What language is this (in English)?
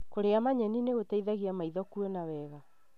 Kikuyu